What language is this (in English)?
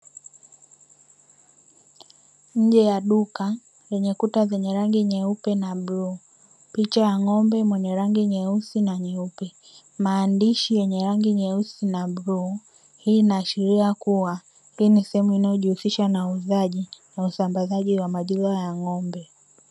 Swahili